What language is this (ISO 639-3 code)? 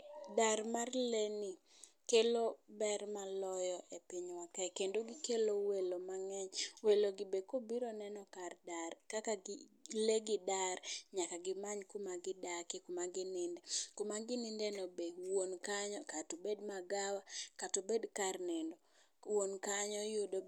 luo